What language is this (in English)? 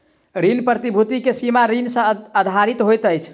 Maithili